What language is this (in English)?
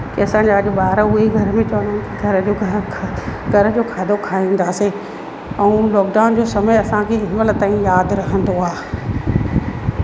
Sindhi